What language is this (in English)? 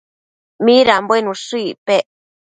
Matsés